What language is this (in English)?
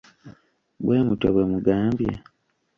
Ganda